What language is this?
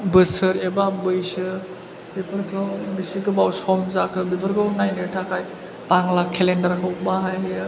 Bodo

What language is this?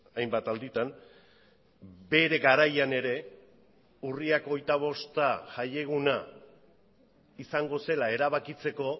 Basque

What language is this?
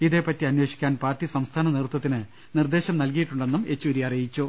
Malayalam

